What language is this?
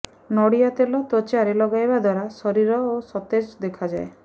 Odia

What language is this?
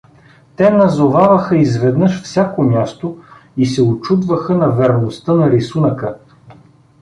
Bulgarian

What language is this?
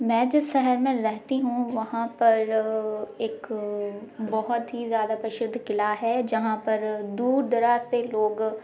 Hindi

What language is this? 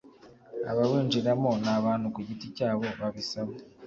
Kinyarwanda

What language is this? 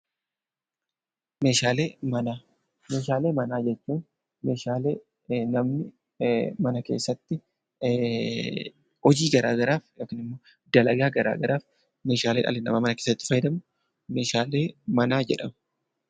Oromo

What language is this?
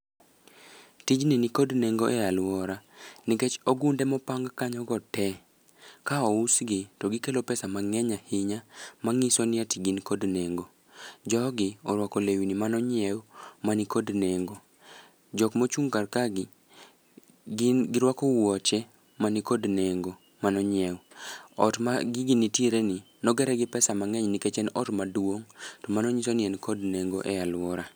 Luo (Kenya and Tanzania)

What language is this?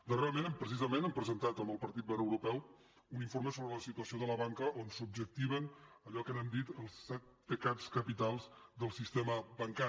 Catalan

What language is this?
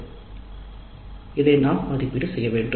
Tamil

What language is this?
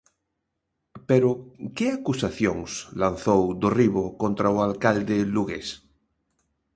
Galician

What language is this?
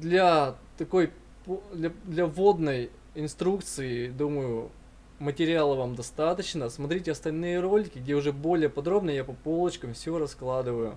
Russian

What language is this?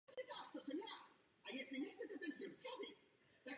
Czech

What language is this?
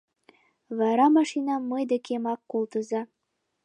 Mari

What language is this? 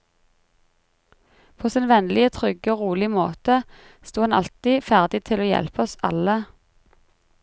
Norwegian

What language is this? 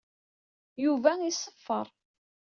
Kabyle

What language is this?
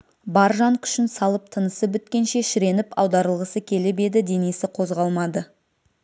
Kazakh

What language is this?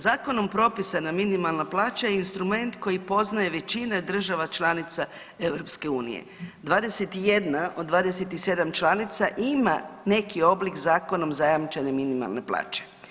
Croatian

